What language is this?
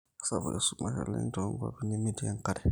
Masai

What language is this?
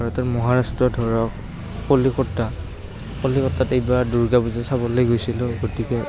Assamese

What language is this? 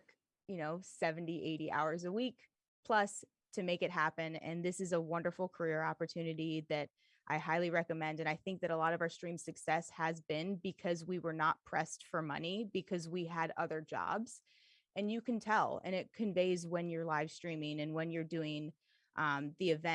English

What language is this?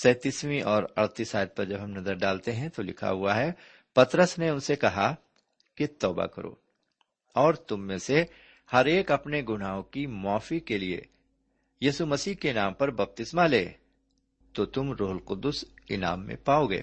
Urdu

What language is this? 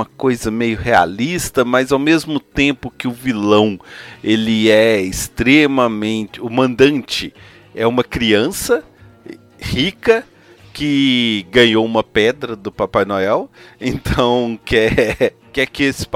Portuguese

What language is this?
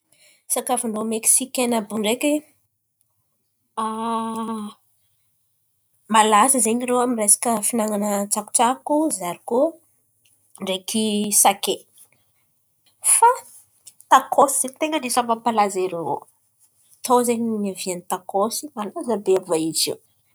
Antankarana Malagasy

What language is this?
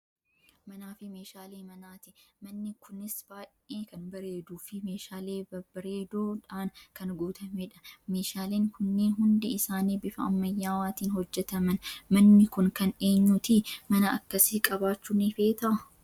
Oromo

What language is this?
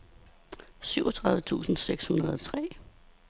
Danish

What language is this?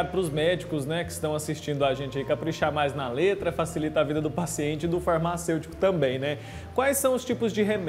Portuguese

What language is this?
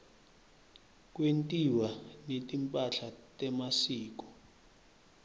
Swati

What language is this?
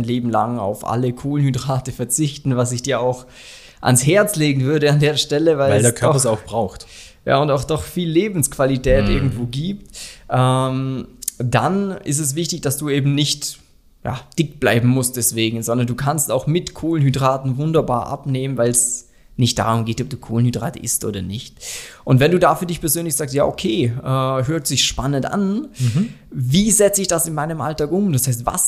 German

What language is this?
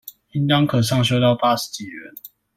Chinese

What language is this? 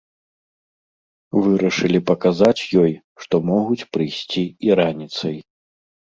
Belarusian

